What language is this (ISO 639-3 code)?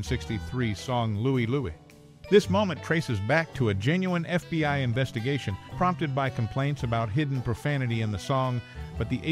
eng